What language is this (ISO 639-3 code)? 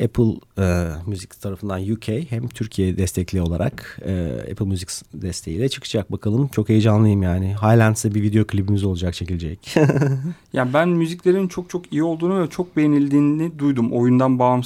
tur